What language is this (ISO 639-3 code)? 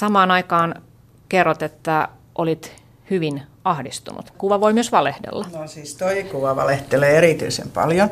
fin